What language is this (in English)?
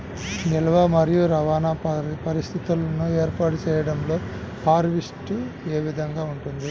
Telugu